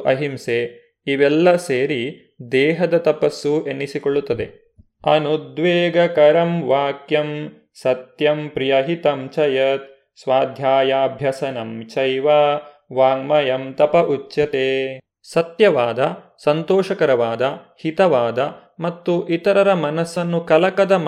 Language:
Kannada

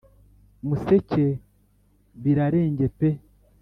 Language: Kinyarwanda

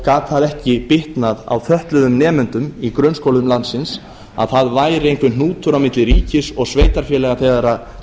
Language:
Icelandic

